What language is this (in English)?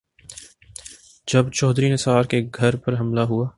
Urdu